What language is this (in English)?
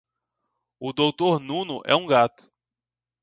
Portuguese